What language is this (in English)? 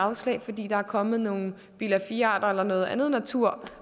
Danish